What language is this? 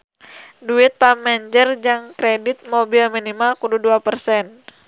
Sundanese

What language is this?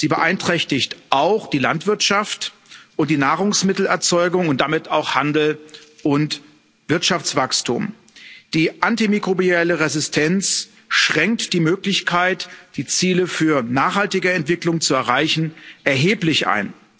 German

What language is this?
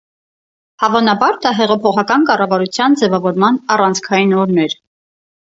Armenian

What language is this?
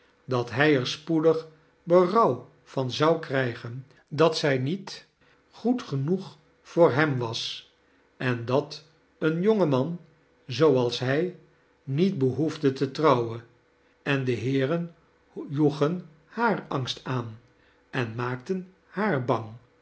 Dutch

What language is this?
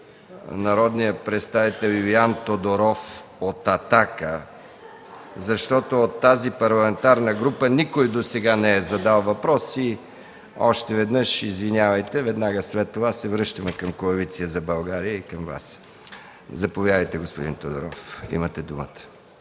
Bulgarian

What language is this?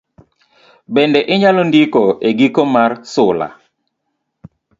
Luo (Kenya and Tanzania)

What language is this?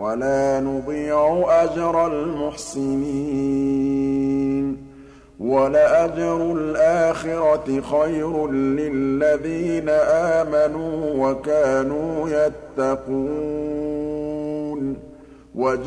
Arabic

